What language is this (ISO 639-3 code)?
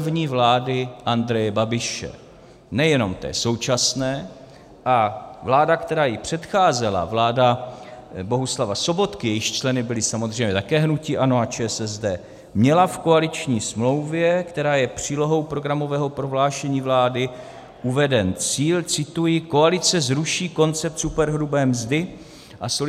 ces